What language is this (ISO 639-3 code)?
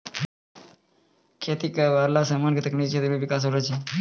mai